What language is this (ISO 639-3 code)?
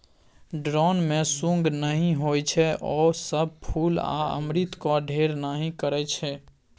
mai